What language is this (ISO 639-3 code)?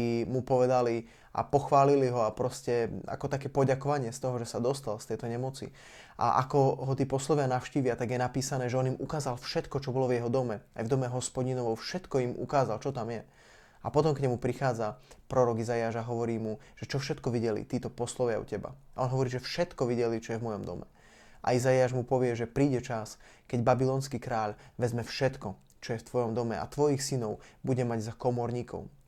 slk